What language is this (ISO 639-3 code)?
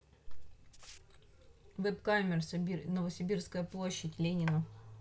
rus